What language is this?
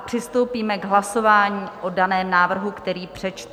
Czech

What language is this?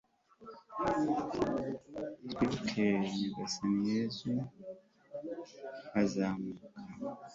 Kinyarwanda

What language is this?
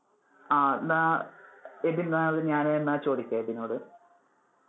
Malayalam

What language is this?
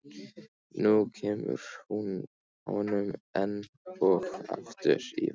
Icelandic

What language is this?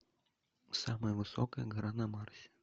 Russian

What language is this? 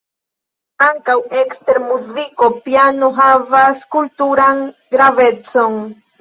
Esperanto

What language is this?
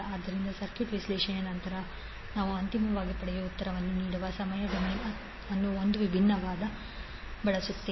Kannada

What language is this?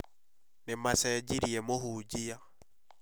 Kikuyu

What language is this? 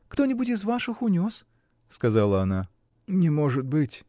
Russian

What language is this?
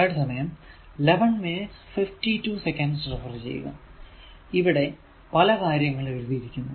Malayalam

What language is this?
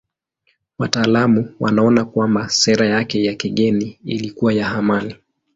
Swahili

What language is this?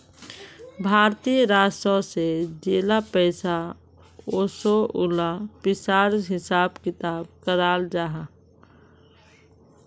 Magahi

